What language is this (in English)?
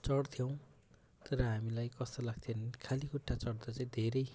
Nepali